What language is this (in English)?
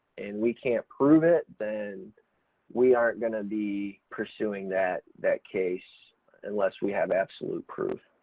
English